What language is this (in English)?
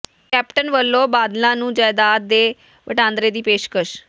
Punjabi